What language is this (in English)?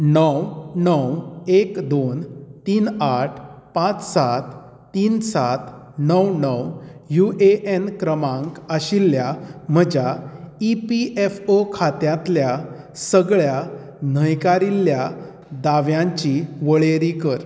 Konkani